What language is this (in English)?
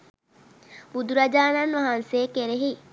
Sinhala